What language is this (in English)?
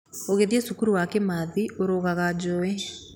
Kikuyu